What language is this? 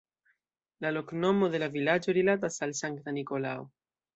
Esperanto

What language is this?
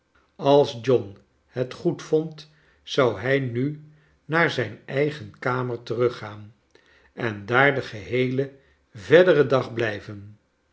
Dutch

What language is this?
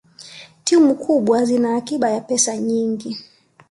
Swahili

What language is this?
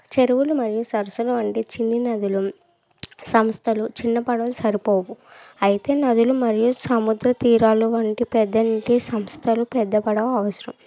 Telugu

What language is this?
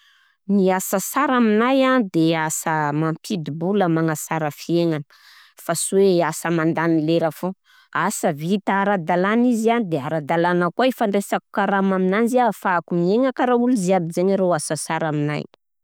Southern Betsimisaraka Malagasy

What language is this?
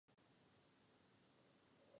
Czech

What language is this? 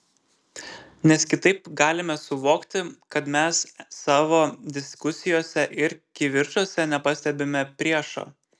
Lithuanian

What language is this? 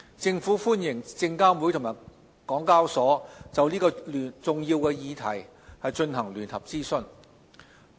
Cantonese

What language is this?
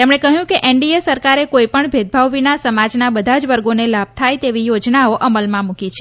Gujarati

